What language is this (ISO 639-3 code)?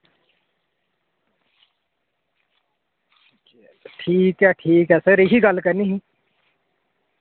doi